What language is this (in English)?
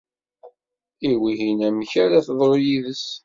Kabyle